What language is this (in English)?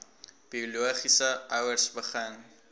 Afrikaans